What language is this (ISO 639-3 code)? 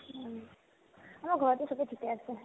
asm